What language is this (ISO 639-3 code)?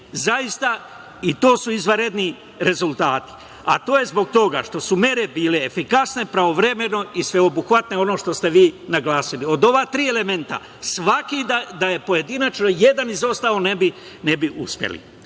srp